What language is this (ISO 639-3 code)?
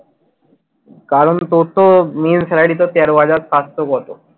ben